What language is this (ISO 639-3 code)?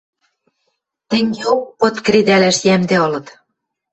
mrj